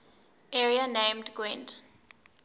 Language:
English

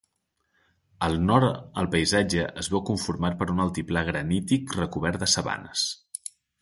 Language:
Catalan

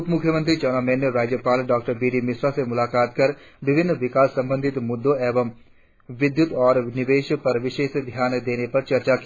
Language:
Hindi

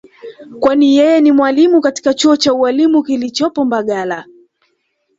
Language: Swahili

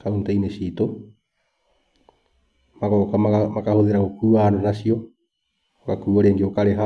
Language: Kikuyu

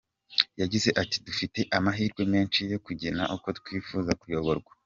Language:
Kinyarwanda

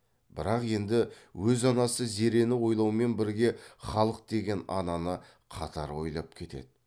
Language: Kazakh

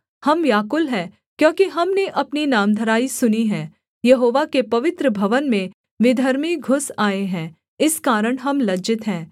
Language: Hindi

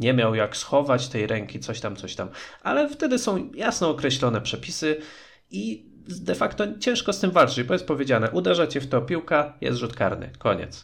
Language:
Polish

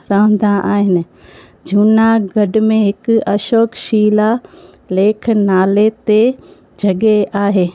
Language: Sindhi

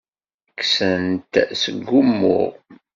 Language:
Kabyle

